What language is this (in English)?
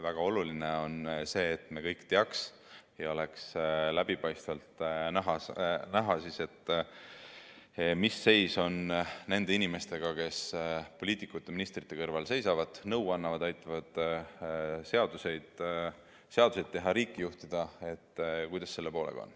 Estonian